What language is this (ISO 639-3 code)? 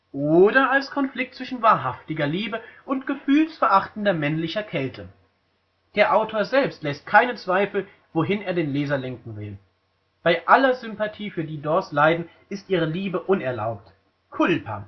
deu